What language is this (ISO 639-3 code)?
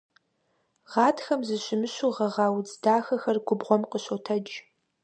kbd